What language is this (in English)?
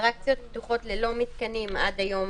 Hebrew